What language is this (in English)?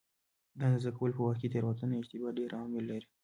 Pashto